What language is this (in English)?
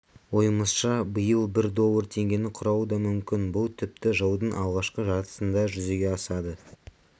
Kazakh